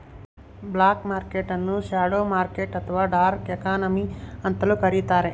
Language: Kannada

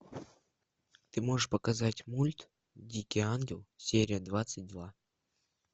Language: Russian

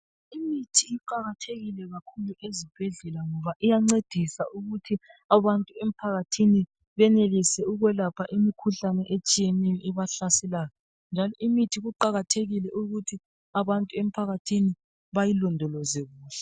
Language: North Ndebele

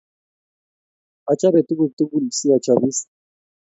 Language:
Kalenjin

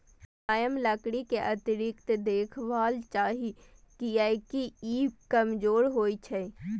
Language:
Maithili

